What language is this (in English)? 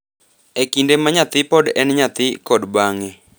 Luo (Kenya and Tanzania)